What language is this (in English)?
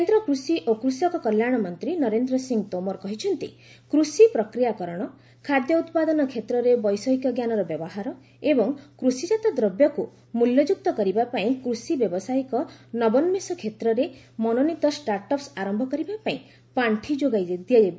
Odia